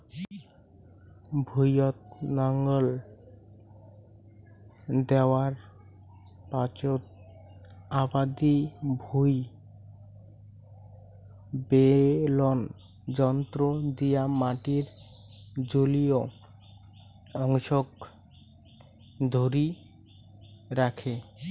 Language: Bangla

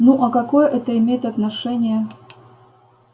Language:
Russian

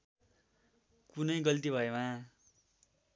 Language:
Nepali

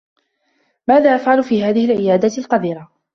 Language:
Arabic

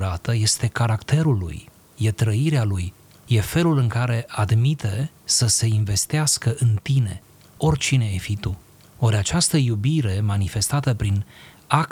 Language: Romanian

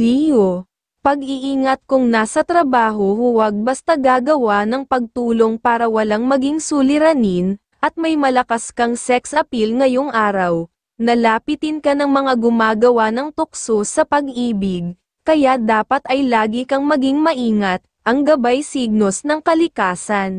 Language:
Filipino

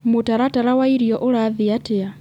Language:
Kikuyu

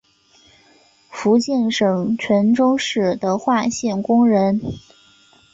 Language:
Chinese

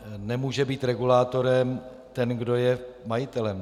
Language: Czech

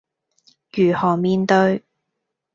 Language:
Cantonese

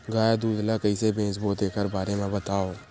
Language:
Chhattisgarhi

